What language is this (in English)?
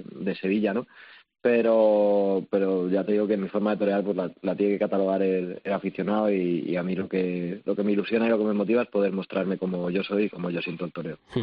Spanish